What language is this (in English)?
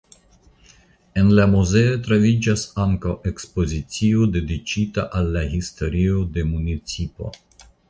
Esperanto